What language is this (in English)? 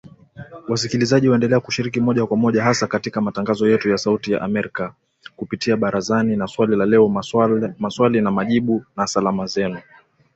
Swahili